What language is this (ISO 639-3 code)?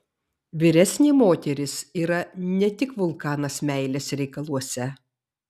lit